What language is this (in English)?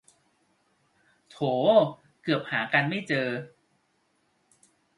Thai